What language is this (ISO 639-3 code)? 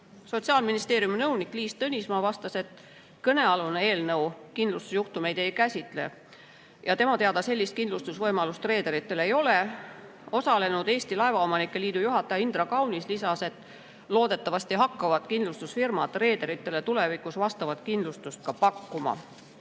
est